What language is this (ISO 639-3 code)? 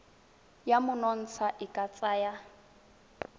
tsn